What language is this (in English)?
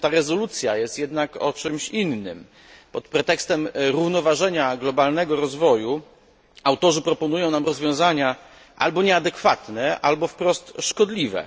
Polish